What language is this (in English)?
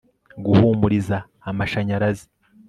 Kinyarwanda